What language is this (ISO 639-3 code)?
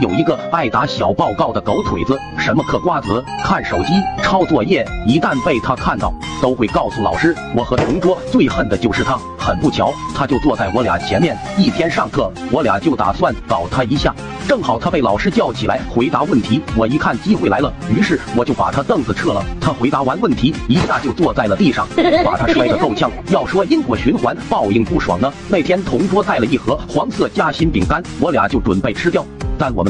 zho